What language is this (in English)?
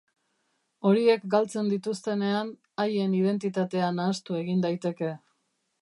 Basque